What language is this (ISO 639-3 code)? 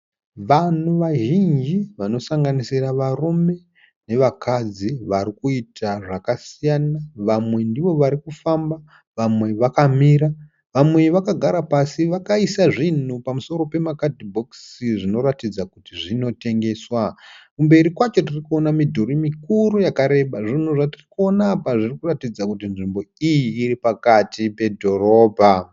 sna